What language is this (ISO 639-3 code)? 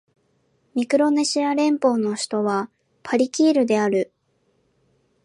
jpn